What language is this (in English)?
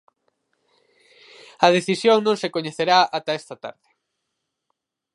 Galician